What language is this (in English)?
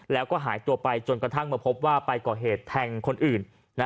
Thai